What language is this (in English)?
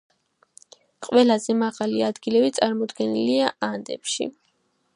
Georgian